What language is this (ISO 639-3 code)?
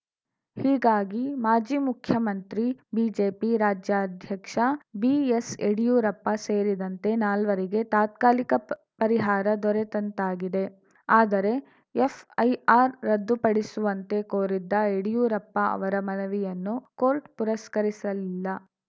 kan